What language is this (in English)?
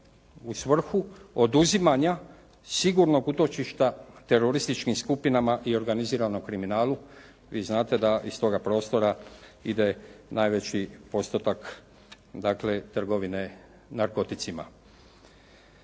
Croatian